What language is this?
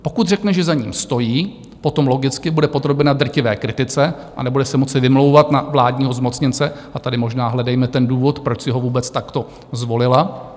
Czech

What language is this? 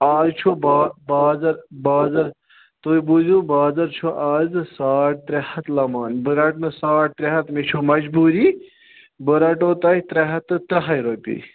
Kashmiri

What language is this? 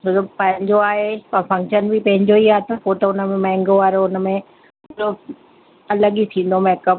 Sindhi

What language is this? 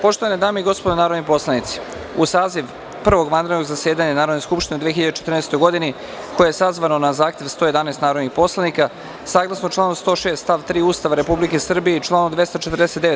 Serbian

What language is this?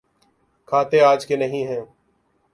Urdu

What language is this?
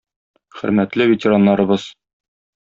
Tatar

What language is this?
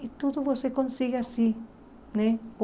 Portuguese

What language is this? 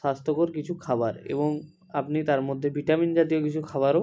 Bangla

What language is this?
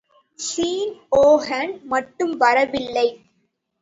Tamil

